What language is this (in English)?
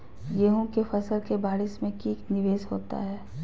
Magahi